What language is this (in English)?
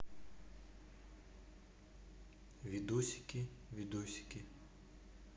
Russian